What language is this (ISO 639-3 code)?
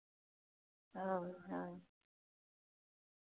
sat